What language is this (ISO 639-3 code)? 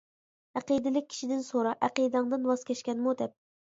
uig